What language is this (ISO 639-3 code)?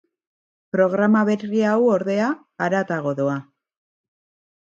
eus